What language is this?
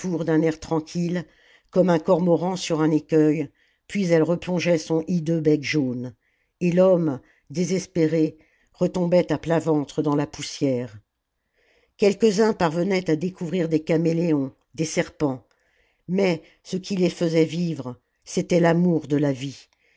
French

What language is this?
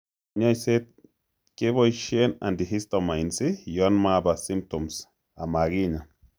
Kalenjin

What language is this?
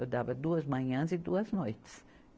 Portuguese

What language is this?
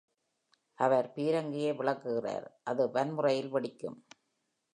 Tamil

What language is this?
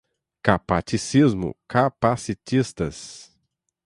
Portuguese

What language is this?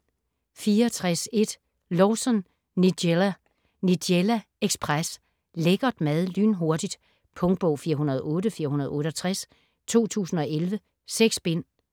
Danish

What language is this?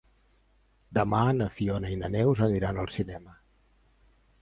Catalan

